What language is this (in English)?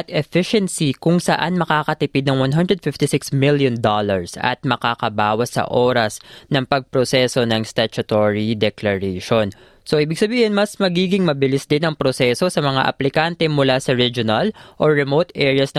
Filipino